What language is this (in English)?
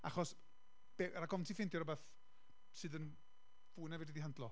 Welsh